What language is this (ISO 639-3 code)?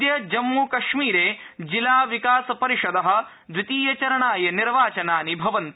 san